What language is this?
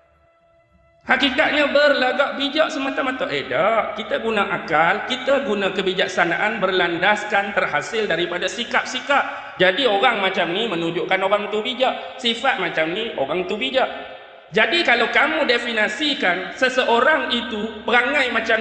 Malay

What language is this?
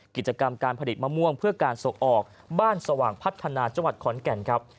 Thai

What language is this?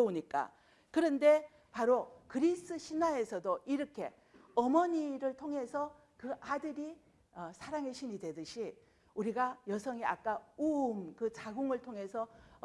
Korean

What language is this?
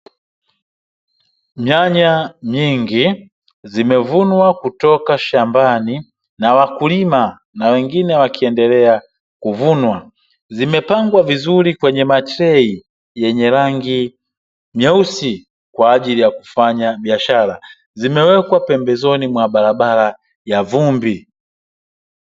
Swahili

